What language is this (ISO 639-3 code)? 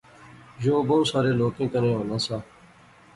phr